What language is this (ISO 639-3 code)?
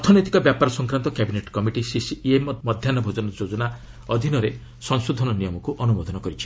ori